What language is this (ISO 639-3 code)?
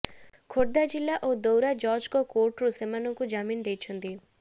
ori